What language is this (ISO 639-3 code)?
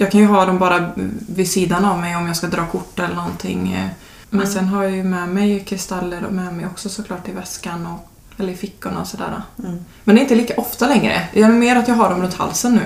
swe